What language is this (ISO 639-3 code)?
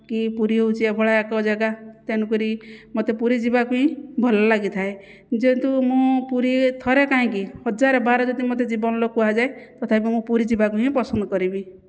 ori